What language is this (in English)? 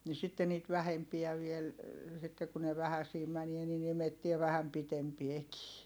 Finnish